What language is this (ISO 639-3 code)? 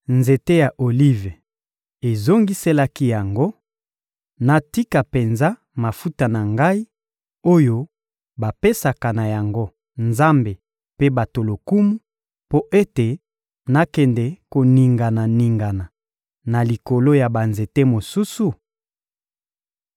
lin